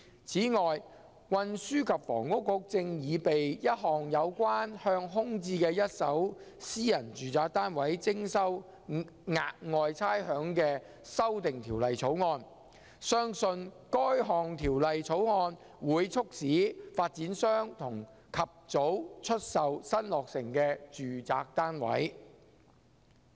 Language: Cantonese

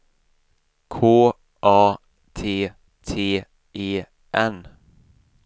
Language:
Swedish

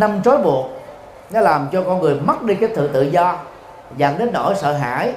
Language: Vietnamese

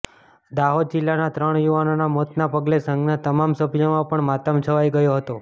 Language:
Gujarati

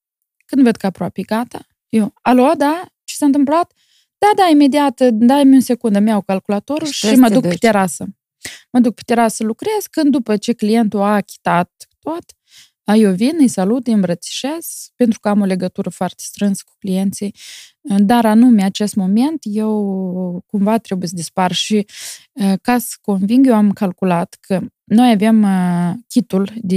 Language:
Romanian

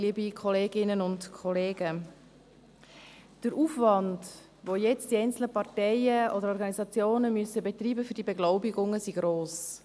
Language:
Swiss German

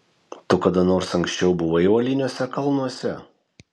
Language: Lithuanian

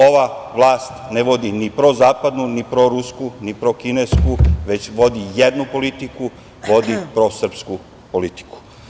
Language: Serbian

